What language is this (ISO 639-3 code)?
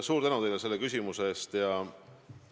est